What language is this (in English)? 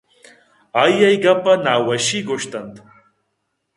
Eastern Balochi